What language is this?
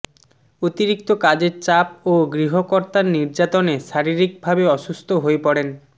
Bangla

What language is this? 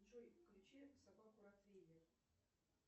Russian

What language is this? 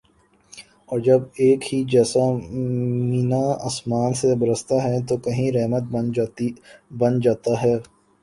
Urdu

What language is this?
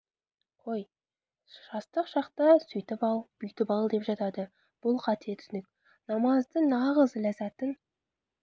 Kazakh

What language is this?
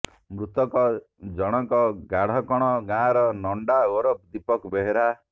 Odia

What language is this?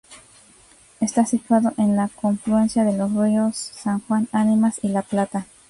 Spanish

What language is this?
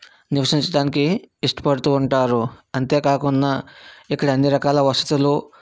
Telugu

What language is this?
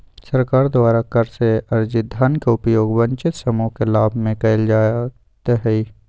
Magahi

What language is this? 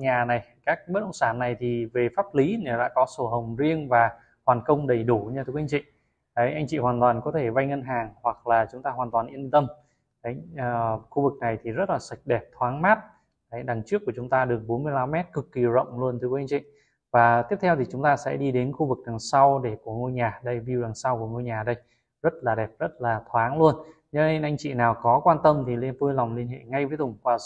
Vietnamese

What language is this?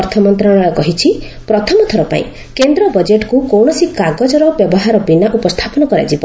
Odia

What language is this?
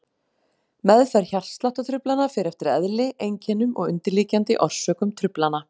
Icelandic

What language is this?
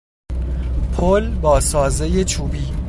Persian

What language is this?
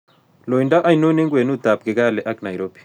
Kalenjin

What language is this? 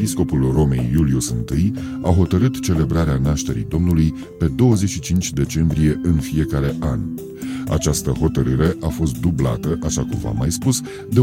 Romanian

